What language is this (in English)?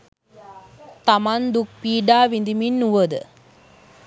Sinhala